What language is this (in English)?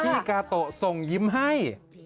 Thai